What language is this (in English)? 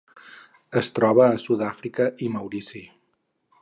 Catalan